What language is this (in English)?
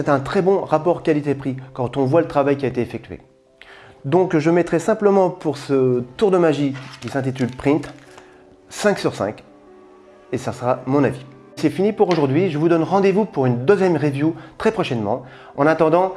French